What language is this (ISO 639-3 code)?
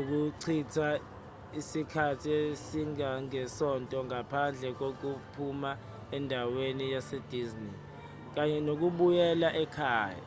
zul